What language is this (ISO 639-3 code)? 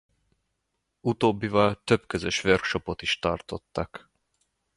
hun